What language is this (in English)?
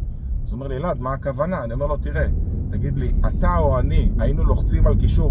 Hebrew